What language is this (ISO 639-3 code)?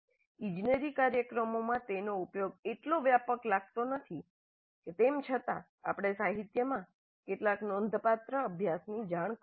guj